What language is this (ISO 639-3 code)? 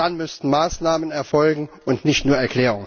deu